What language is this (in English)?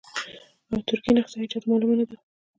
Pashto